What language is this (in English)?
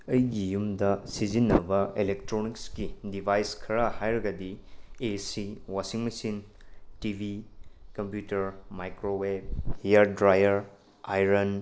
Manipuri